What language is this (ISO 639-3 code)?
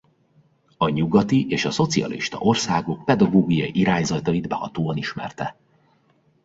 hun